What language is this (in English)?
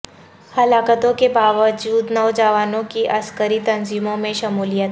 Urdu